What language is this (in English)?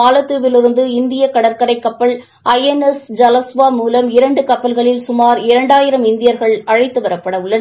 Tamil